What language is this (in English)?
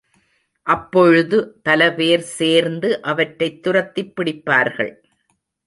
Tamil